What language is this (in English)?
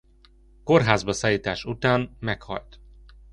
Hungarian